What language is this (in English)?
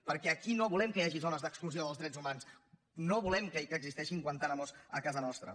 Catalan